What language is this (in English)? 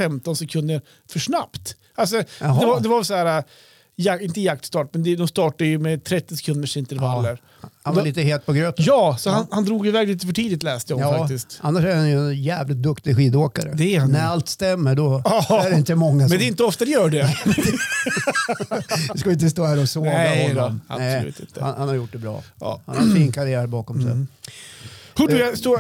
Swedish